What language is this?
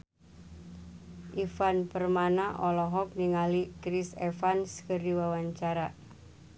Sundanese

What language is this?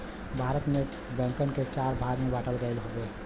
Bhojpuri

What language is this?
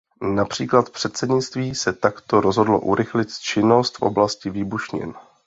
Czech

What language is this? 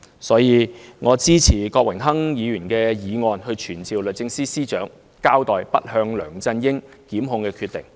Cantonese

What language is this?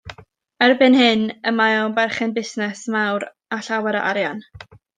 Welsh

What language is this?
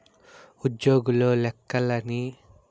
Telugu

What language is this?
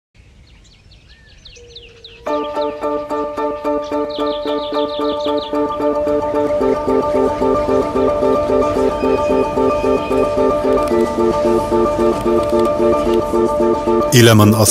Arabic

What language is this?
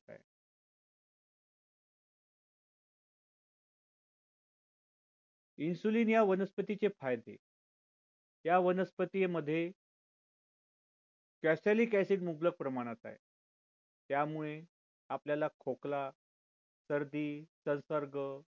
Marathi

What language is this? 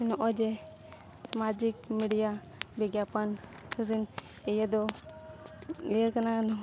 Santali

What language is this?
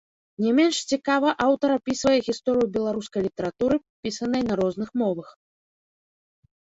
Belarusian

